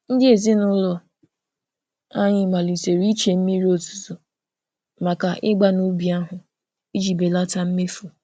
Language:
Igbo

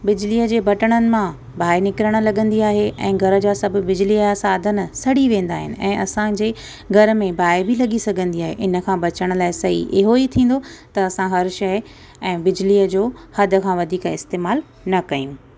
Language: Sindhi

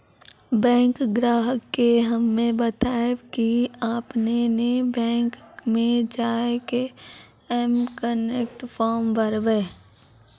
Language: Maithili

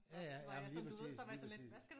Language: Danish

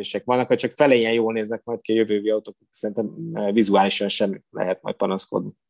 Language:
Hungarian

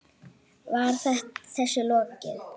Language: Icelandic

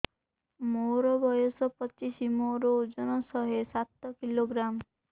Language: Odia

